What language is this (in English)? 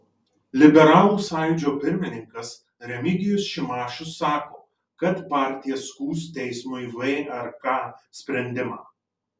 Lithuanian